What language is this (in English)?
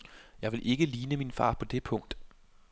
Danish